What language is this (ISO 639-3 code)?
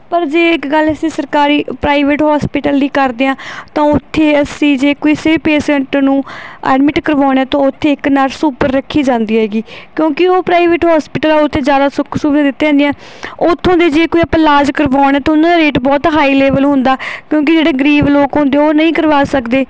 pan